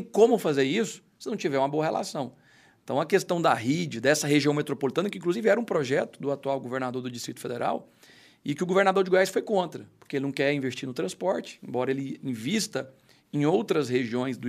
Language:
Portuguese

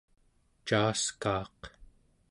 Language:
Central Yupik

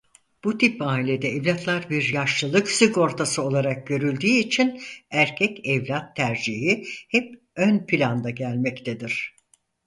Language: Turkish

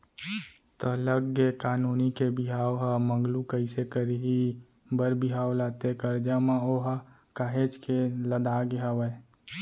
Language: Chhattisgarhi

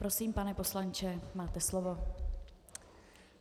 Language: Czech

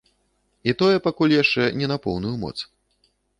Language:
Belarusian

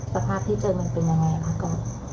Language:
Thai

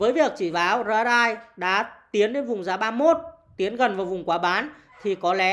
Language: Vietnamese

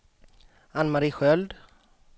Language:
Swedish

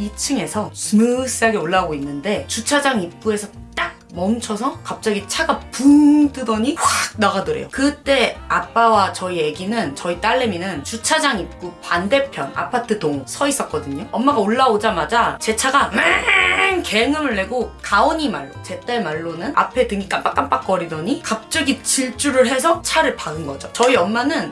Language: Korean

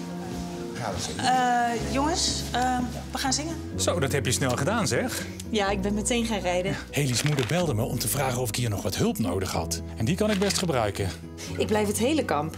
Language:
Dutch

